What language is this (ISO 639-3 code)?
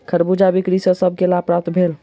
mai